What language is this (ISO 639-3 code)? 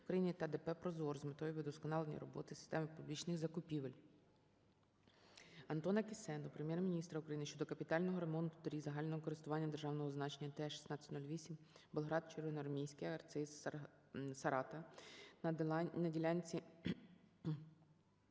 ukr